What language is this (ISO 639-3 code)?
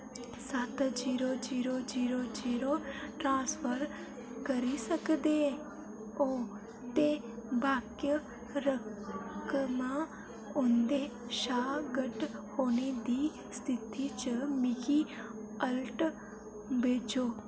doi